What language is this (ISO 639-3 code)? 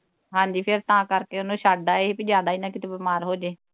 pan